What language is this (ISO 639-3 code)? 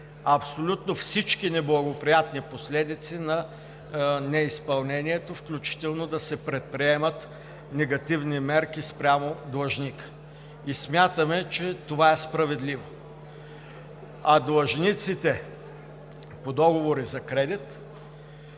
bul